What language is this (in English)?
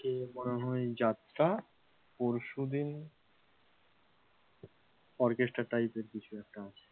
Bangla